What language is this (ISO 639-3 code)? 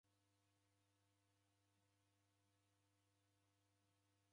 dav